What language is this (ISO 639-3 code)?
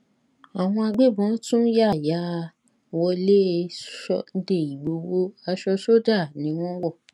yor